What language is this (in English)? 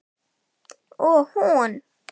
Icelandic